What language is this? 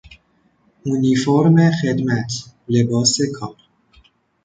Persian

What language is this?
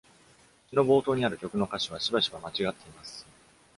Japanese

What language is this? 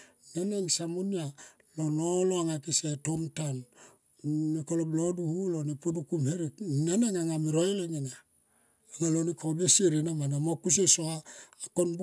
Tomoip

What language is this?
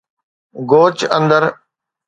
Sindhi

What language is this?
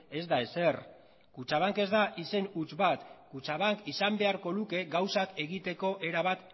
Basque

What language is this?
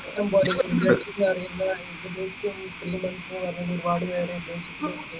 Malayalam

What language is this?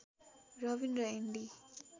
Nepali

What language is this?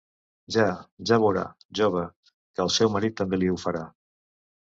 Catalan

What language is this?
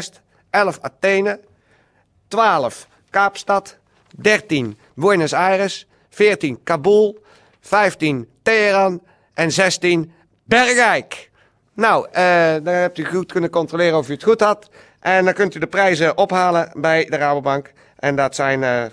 Dutch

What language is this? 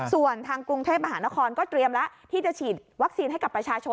Thai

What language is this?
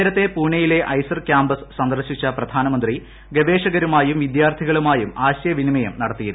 Malayalam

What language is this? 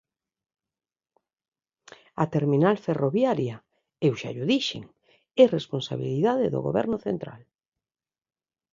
Galician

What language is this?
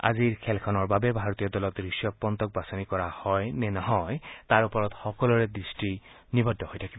Assamese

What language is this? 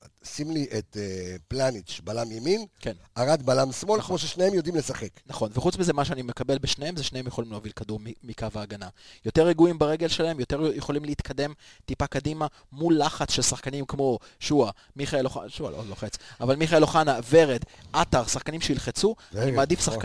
Hebrew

